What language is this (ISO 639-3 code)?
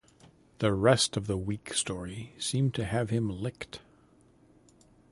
eng